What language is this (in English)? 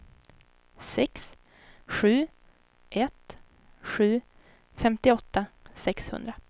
Swedish